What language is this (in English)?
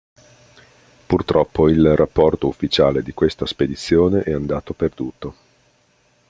Italian